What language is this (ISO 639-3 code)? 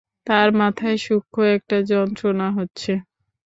ben